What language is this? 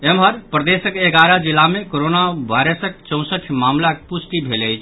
Maithili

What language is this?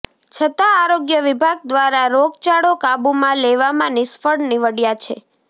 Gujarati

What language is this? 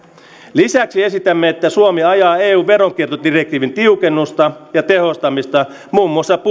Finnish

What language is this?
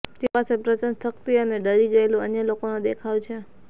Gujarati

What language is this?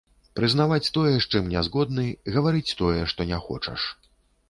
Belarusian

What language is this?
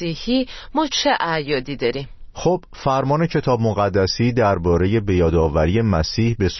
Persian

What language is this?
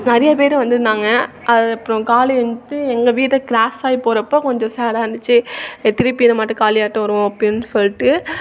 Tamil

